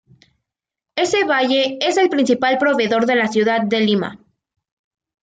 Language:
Spanish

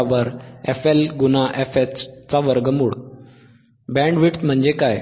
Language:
Marathi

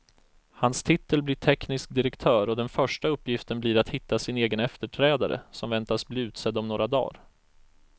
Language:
Swedish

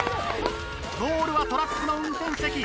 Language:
Japanese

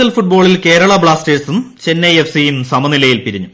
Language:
Malayalam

